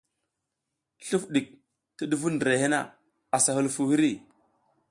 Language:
South Giziga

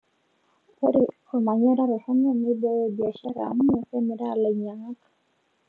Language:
Masai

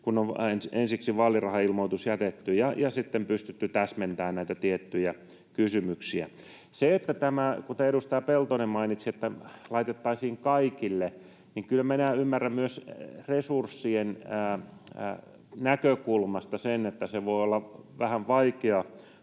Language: Finnish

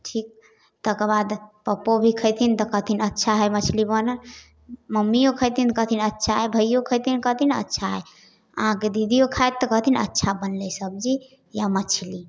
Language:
Maithili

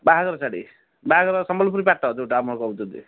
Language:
Odia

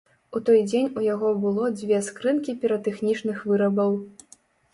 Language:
Belarusian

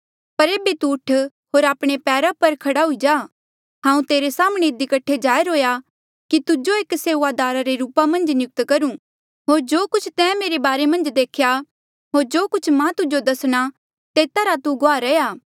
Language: Mandeali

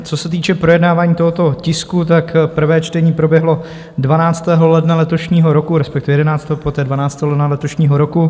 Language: Czech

